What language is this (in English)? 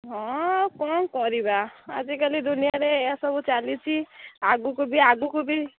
Odia